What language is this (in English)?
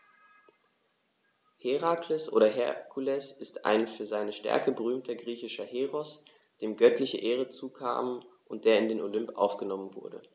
German